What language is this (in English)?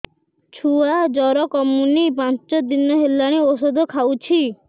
Odia